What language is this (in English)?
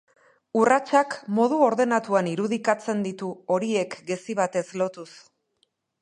Basque